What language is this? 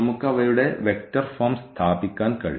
Malayalam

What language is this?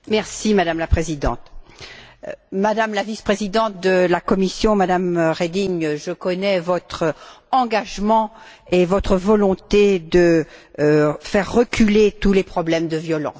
French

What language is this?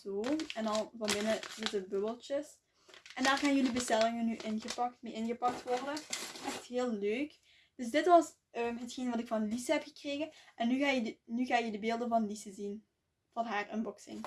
Dutch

